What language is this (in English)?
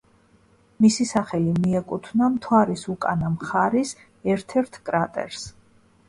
Georgian